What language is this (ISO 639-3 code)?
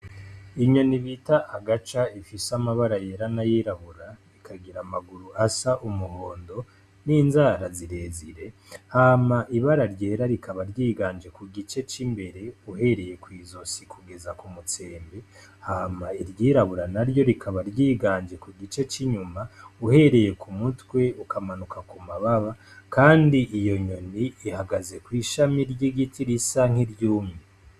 run